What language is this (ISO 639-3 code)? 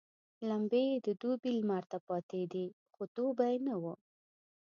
pus